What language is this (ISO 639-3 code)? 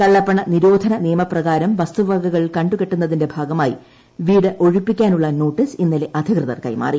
mal